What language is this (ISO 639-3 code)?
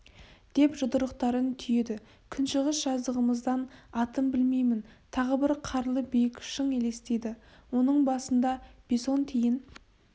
kaz